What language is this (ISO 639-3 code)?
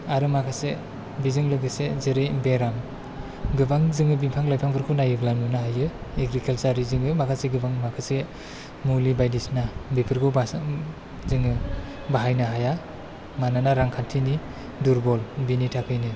brx